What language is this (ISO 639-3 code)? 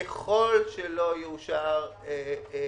heb